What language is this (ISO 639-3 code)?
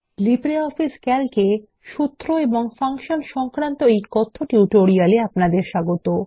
ben